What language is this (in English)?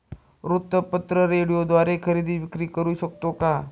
Marathi